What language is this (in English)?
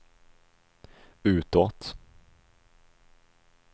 Swedish